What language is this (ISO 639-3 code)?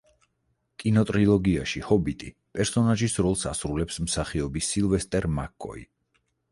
kat